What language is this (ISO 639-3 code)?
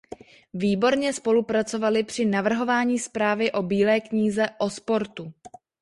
ces